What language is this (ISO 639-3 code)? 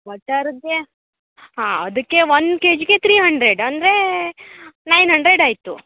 kan